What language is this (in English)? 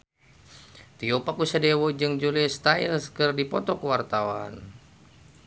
Sundanese